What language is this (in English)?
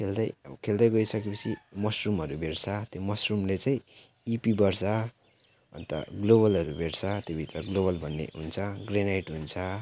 Nepali